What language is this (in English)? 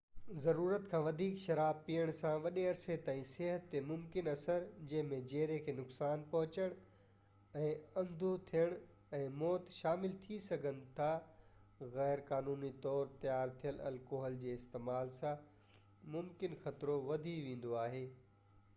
Sindhi